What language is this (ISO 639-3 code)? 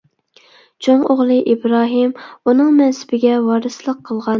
uig